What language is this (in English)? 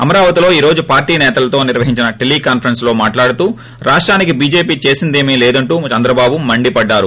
Telugu